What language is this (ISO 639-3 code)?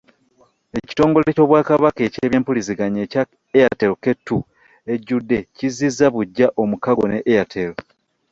lug